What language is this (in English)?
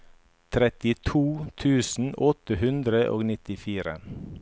Norwegian